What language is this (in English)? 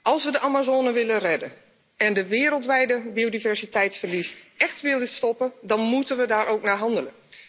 Dutch